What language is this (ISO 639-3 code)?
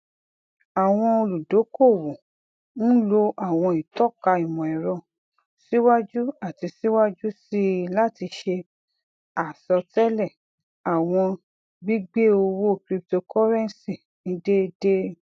yor